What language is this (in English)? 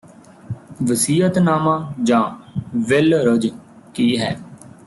Punjabi